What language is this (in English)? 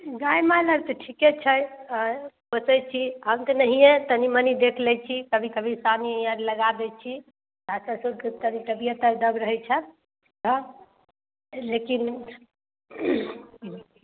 Maithili